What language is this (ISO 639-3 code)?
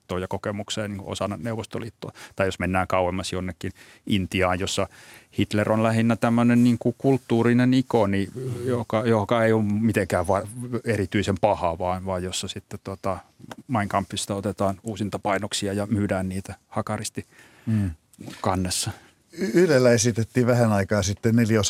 fin